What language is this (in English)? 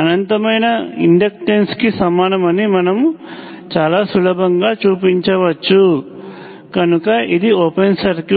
Telugu